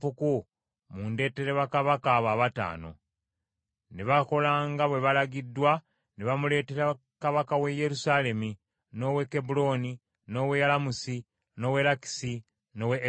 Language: Ganda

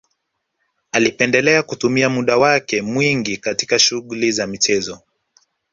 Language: Swahili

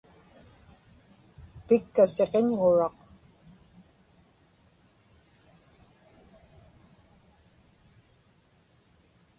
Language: Inupiaq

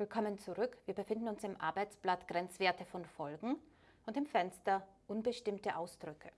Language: German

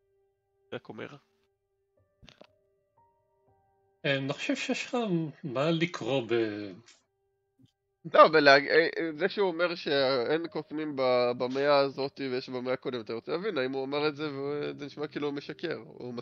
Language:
Hebrew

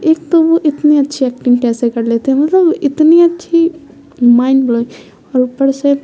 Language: Urdu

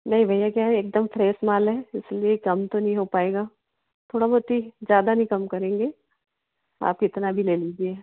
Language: Hindi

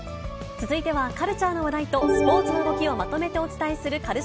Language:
Japanese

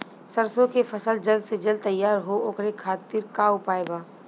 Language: Bhojpuri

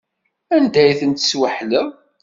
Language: Kabyle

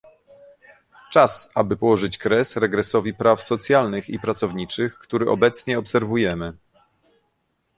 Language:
Polish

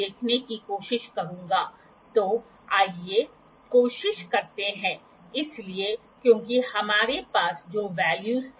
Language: Hindi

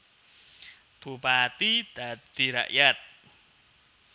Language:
Javanese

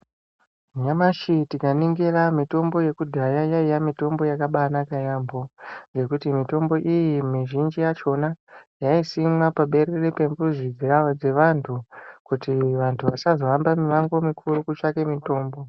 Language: Ndau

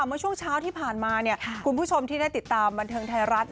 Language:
Thai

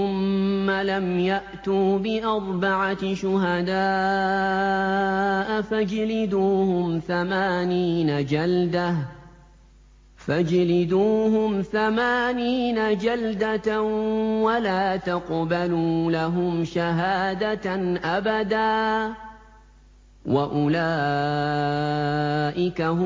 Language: Arabic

